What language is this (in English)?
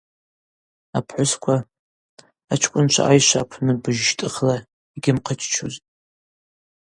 Abaza